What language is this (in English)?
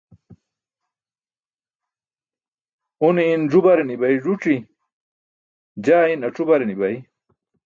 Burushaski